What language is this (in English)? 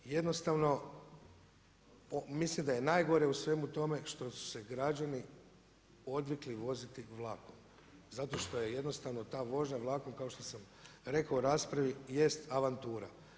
Croatian